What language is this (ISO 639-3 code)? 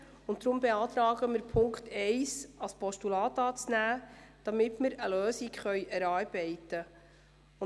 gsw